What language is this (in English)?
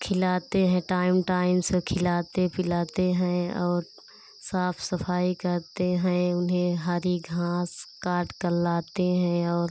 Hindi